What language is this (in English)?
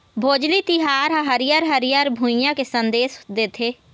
Chhattisgarhi